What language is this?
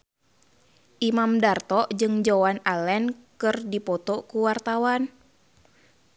Sundanese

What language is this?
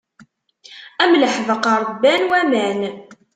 Kabyle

